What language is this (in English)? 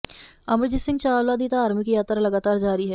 Punjabi